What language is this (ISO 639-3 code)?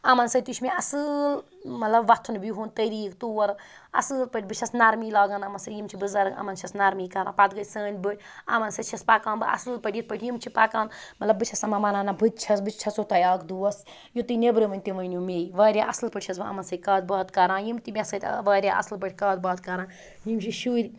kas